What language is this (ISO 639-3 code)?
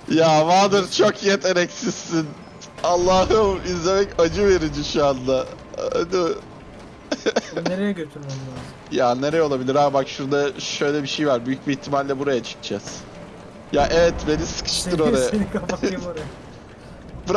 tur